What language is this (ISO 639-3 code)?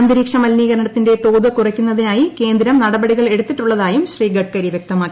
mal